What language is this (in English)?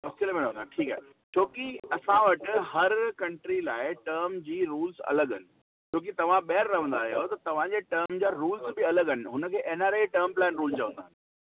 Sindhi